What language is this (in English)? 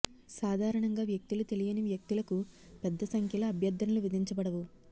Telugu